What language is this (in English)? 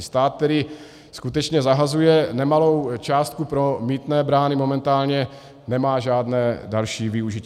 Czech